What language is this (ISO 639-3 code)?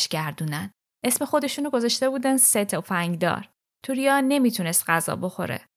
fas